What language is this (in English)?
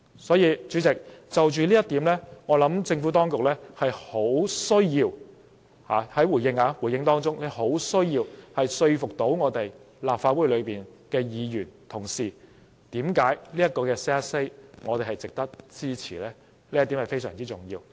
Cantonese